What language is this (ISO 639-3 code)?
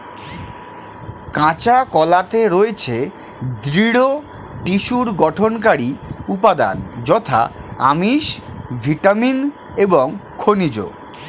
ben